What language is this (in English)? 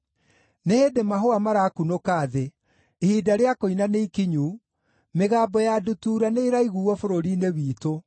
Kikuyu